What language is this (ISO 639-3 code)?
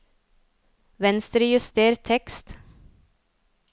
nor